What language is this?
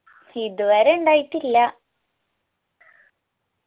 Malayalam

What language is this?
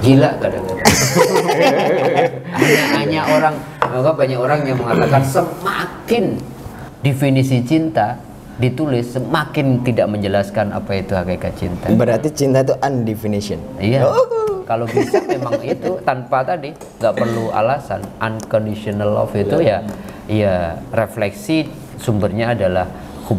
Indonesian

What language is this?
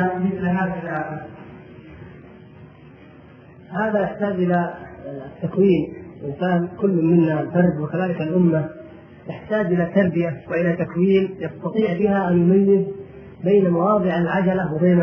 Arabic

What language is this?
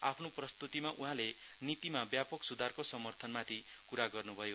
Nepali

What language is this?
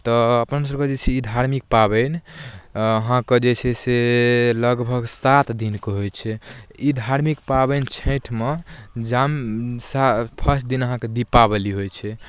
Maithili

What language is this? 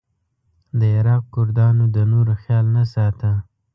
Pashto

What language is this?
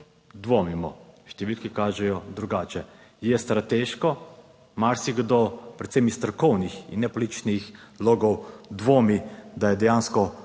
Slovenian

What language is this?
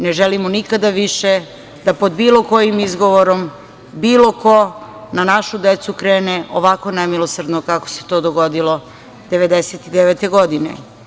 Serbian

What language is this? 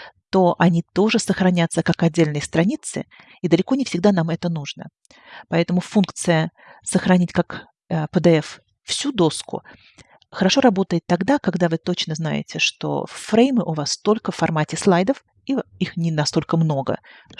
Russian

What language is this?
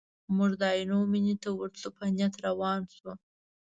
Pashto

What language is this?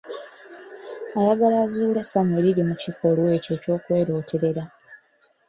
Ganda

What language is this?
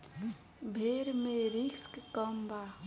Bhojpuri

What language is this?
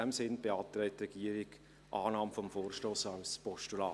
Swiss German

